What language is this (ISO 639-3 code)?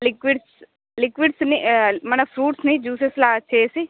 tel